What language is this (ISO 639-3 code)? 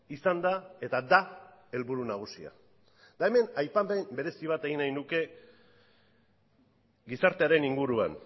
eus